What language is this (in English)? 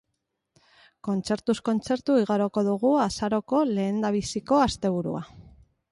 Basque